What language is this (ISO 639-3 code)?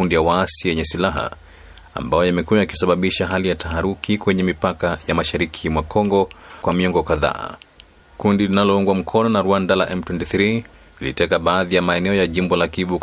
swa